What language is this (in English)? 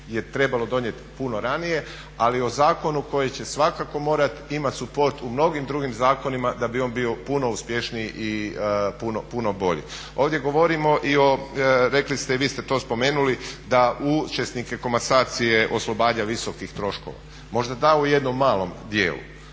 Croatian